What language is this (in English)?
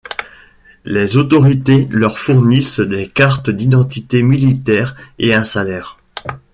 French